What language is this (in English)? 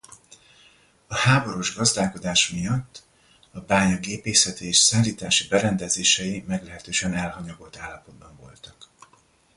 Hungarian